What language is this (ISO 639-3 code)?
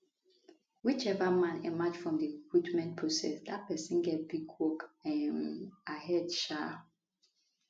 pcm